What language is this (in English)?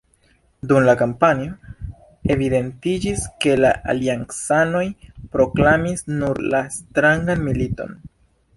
Esperanto